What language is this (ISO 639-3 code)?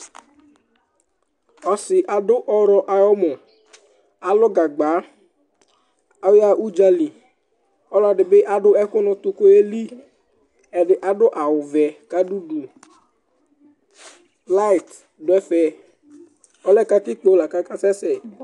kpo